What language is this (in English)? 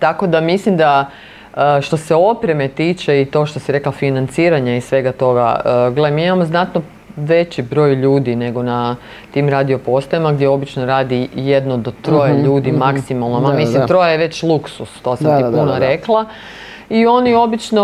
Croatian